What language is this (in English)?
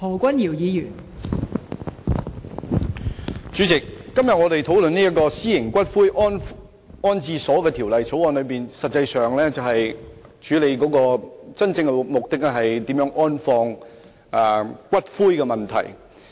Cantonese